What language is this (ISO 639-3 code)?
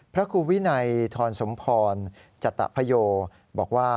tha